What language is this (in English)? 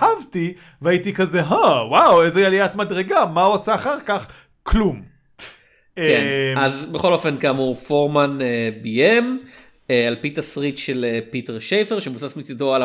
Hebrew